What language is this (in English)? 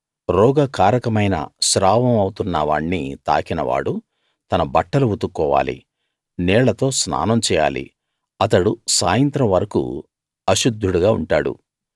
Telugu